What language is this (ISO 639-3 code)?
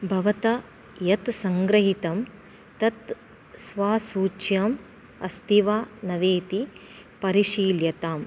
san